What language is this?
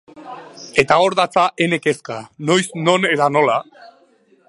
Basque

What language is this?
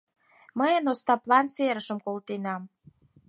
Mari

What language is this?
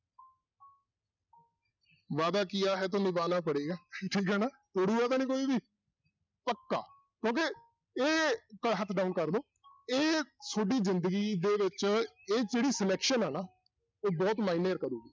Punjabi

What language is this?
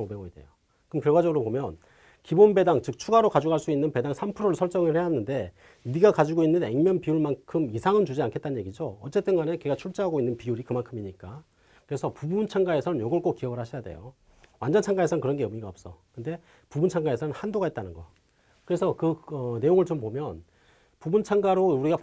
Korean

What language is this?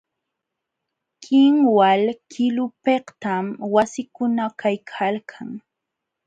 Jauja Wanca Quechua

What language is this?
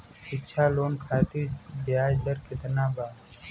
Bhojpuri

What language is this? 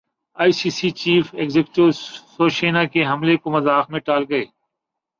Urdu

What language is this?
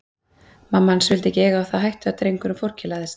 Icelandic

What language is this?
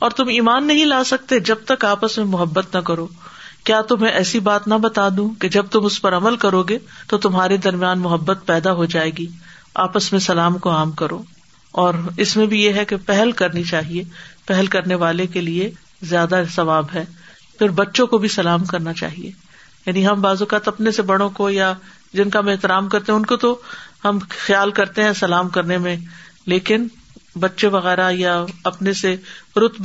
Urdu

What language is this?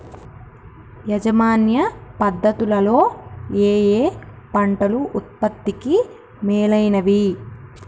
Telugu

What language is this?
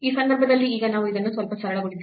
Kannada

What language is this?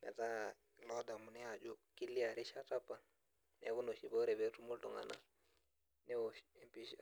Masai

